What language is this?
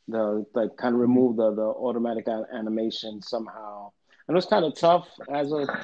English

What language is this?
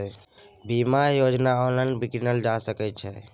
Maithili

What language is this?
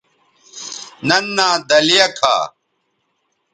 Bateri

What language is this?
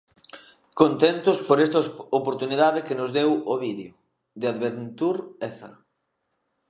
Galician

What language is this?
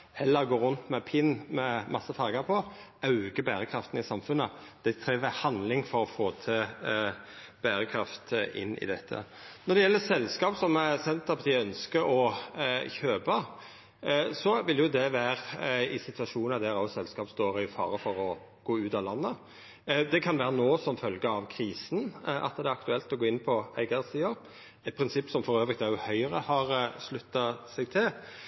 Norwegian Nynorsk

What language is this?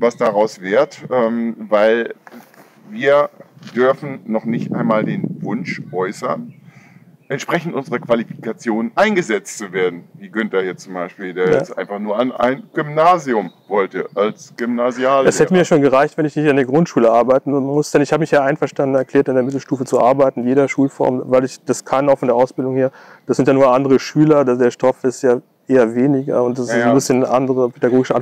German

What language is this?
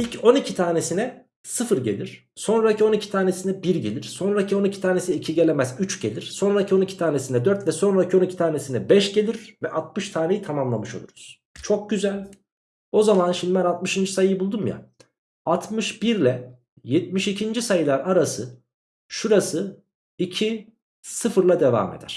Turkish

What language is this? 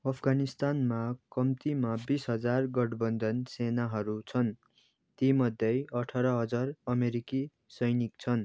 Nepali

